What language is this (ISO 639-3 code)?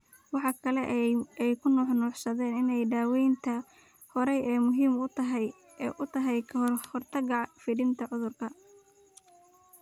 som